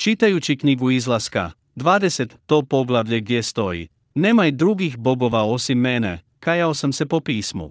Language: Croatian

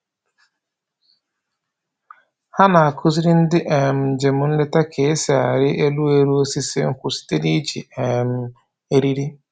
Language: Igbo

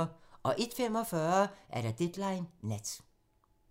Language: Danish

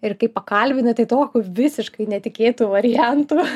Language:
Lithuanian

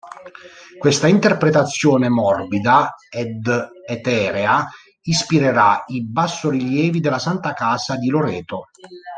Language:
Italian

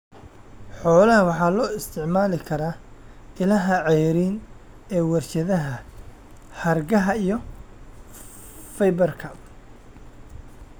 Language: Somali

